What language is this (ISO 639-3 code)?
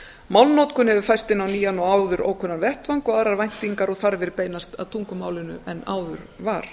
isl